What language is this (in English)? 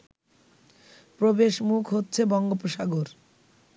Bangla